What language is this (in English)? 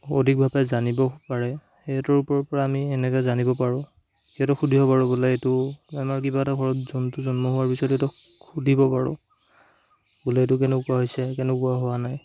Assamese